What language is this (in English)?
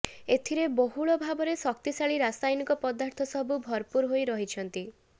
Odia